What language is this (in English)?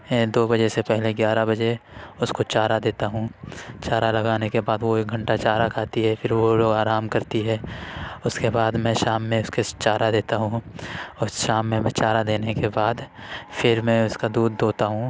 Urdu